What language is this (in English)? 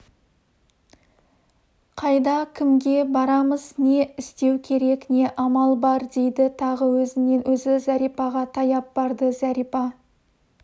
Kazakh